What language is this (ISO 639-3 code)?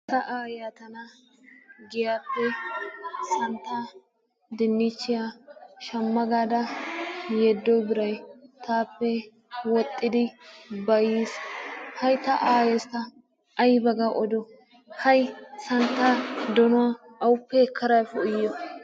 wal